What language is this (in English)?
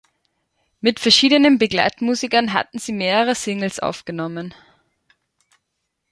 German